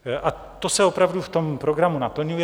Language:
Czech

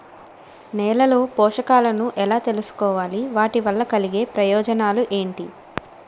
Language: Telugu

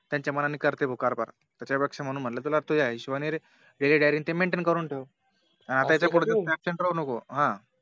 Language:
Marathi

